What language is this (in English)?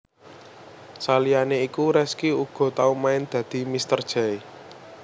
Javanese